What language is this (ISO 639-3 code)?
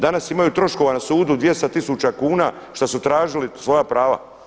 hrv